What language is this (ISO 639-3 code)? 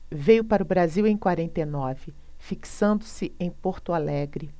por